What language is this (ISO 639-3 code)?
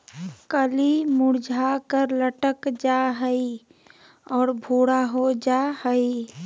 mag